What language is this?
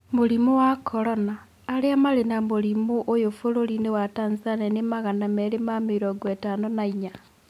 Kikuyu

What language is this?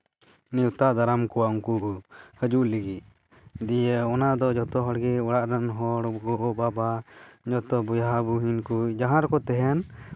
Santali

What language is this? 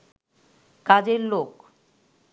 Bangla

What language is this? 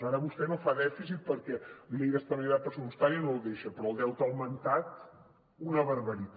Catalan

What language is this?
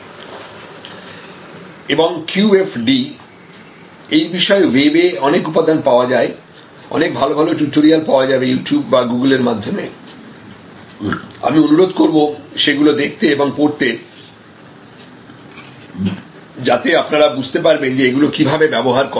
Bangla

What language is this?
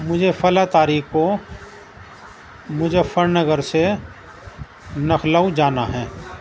Urdu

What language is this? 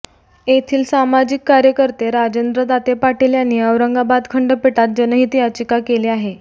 Marathi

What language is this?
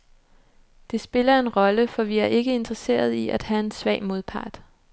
Danish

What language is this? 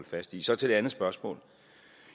Danish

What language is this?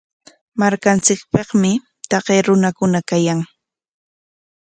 Corongo Ancash Quechua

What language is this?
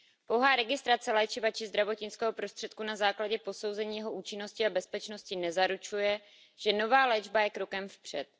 Czech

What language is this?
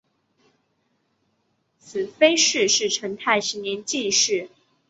Chinese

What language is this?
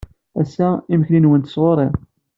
Kabyle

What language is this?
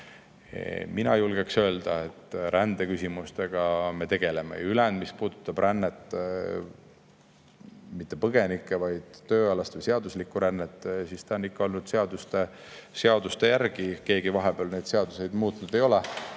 Estonian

